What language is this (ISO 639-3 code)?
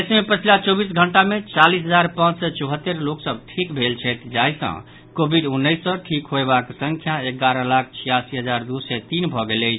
mai